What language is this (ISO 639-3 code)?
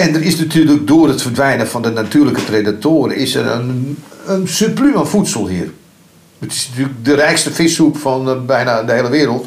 nld